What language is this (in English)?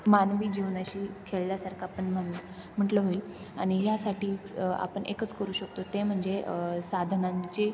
Marathi